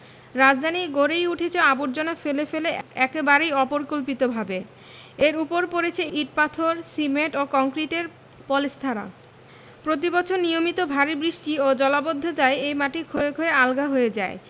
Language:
Bangla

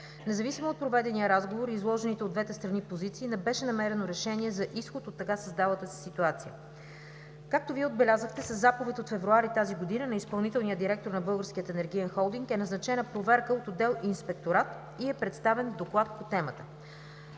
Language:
Bulgarian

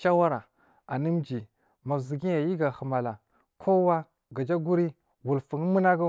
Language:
Marghi South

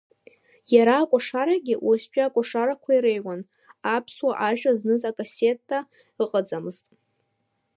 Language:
Abkhazian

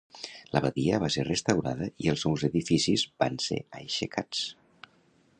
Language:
Catalan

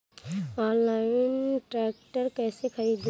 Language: Bhojpuri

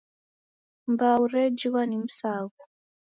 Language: Taita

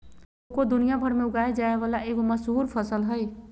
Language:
Magahi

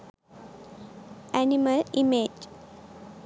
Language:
Sinhala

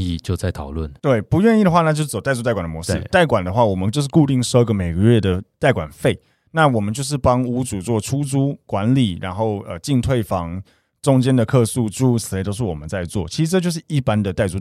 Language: Chinese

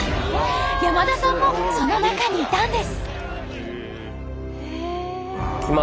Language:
Japanese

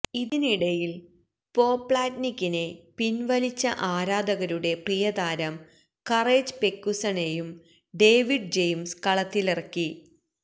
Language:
Malayalam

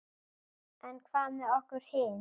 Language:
Icelandic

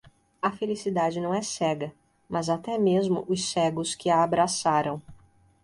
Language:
Portuguese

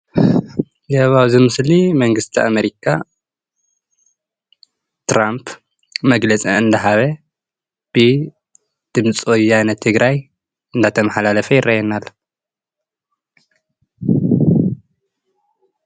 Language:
Tigrinya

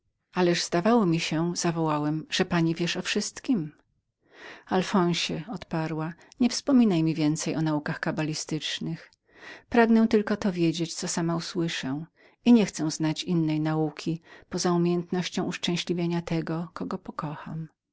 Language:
Polish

